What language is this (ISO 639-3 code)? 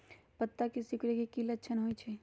mag